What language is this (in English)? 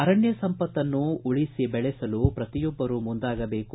Kannada